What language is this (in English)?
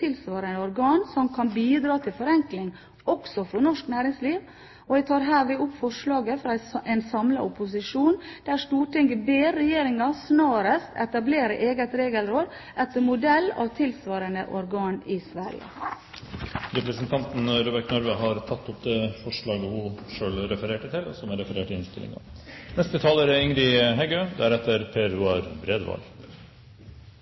Norwegian